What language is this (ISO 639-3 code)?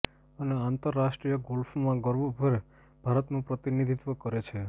guj